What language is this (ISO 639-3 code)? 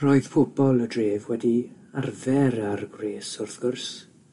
cym